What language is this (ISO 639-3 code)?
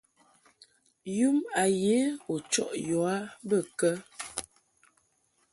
mhk